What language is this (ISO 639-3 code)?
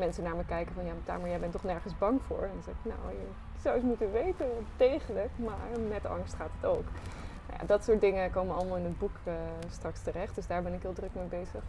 nld